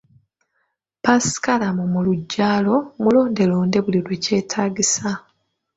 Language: Ganda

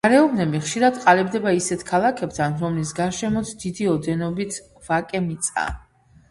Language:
Georgian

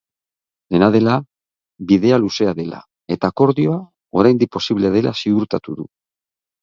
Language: Basque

